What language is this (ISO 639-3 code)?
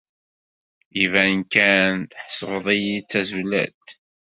kab